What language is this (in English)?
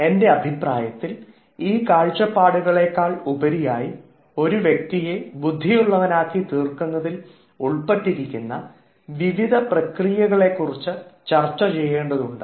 Malayalam